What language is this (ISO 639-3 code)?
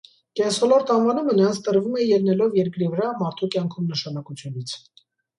hye